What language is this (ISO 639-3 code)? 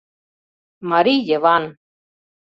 chm